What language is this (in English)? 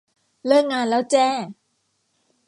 Thai